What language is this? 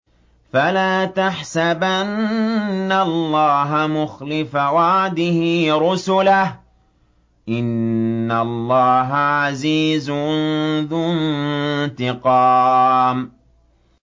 Arabic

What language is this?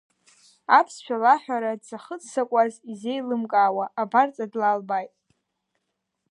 Abkhazian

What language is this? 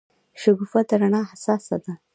Pashto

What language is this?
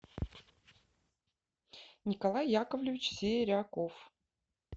Russian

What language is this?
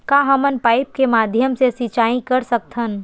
Chhattisgarhi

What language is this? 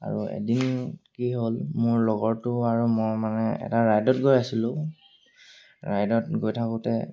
Assamese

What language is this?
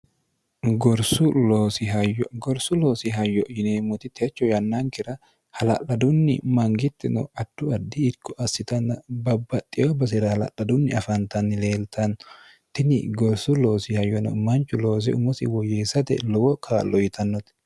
Sidamo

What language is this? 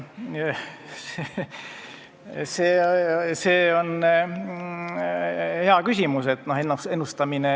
Estonian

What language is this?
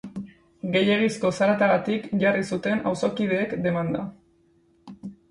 Basque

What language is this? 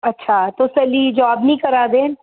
Dogri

